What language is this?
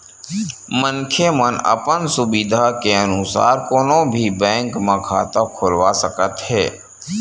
Chhattisgarhi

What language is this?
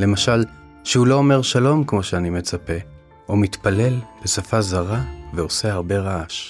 Hebrew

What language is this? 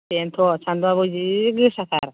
Bodo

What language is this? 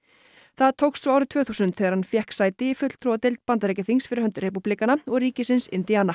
Icelandic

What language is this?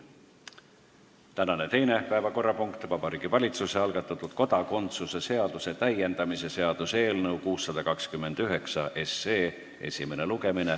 Estonian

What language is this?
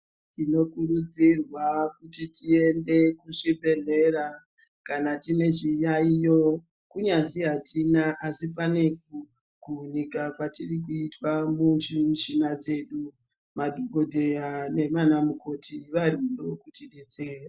Ndau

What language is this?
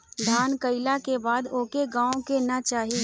Bhojpuri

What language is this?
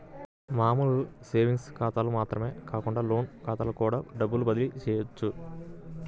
Telugu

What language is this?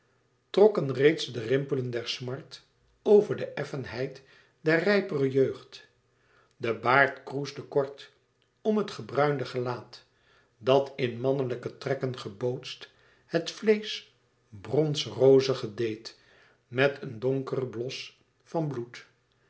Dutch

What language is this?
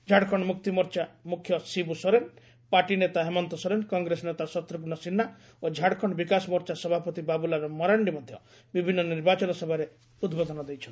Odia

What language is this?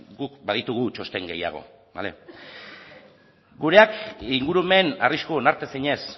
Basque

